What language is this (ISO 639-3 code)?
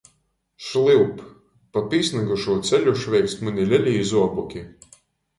ltg